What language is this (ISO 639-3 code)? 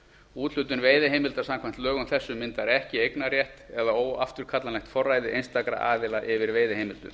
isl